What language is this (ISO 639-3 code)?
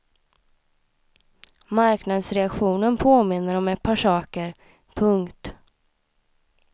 swe